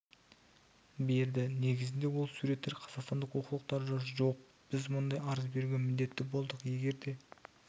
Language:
Kazakh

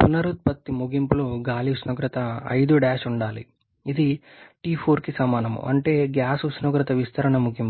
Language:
Telugu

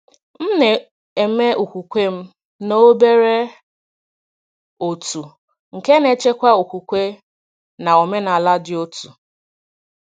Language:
Igbo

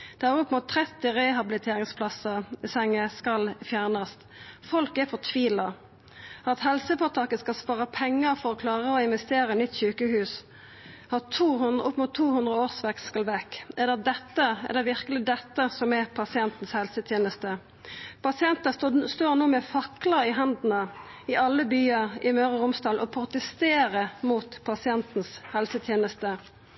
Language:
Norwegian Nynorsk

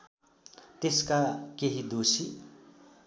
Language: Nepali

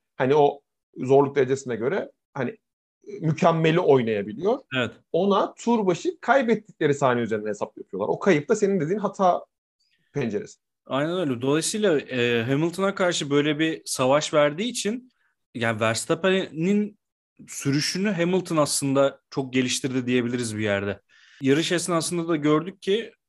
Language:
Turkish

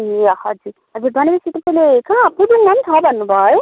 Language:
Nepali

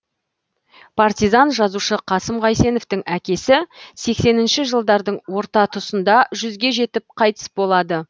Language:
Kazakh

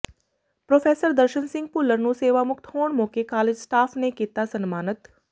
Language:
Punjabi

